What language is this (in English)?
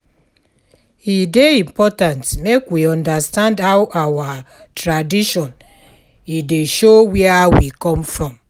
Nigerian Pidgin